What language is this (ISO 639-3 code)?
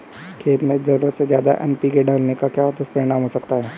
hin